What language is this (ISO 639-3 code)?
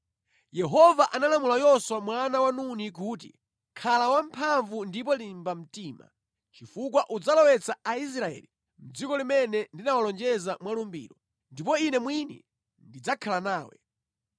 nya